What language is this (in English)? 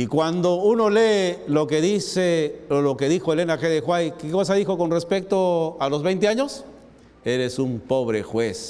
Spanish